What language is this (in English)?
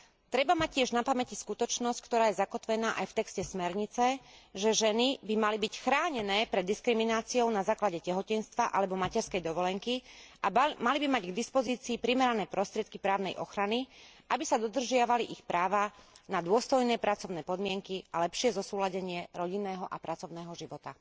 Slovak